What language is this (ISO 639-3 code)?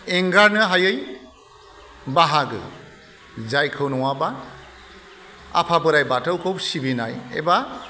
brx